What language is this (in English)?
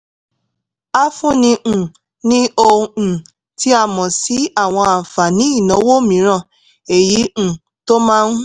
Yoruba